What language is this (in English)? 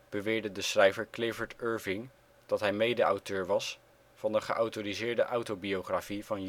Dutch